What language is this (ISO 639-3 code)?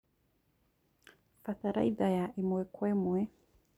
kik